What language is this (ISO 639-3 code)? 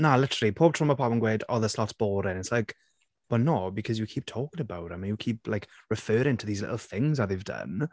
cym